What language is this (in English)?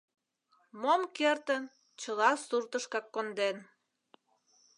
Mari